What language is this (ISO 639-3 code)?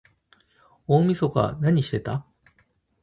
jpn